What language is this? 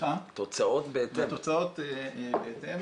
Hebrew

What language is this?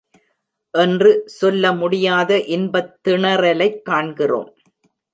Tamil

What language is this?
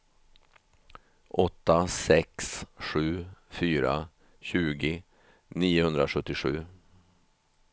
Swedish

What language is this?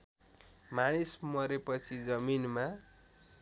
Nepali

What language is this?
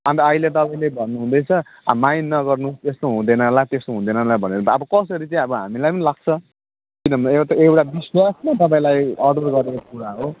Nepali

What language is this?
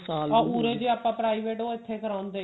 Punjabi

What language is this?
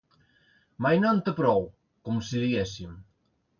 Catalan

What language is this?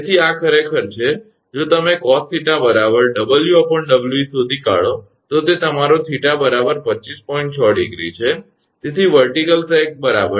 Gujarati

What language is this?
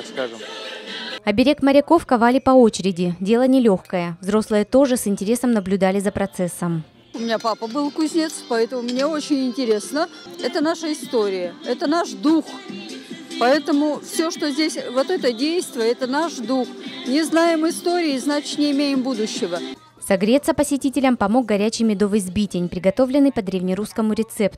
Russian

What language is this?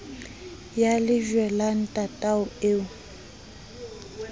Southern Sotho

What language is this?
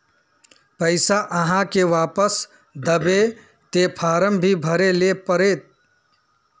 Magahi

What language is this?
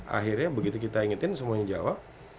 Indonesian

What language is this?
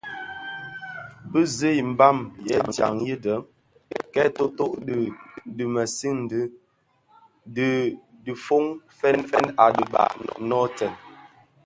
Bafia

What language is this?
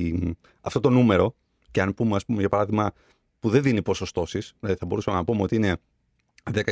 Greek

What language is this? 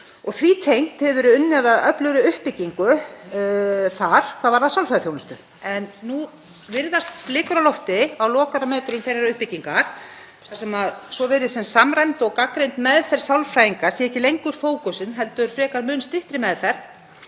Icelandic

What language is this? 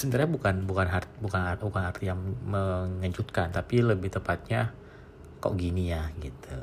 Indonesian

